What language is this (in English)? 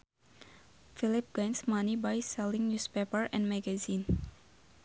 Sundanese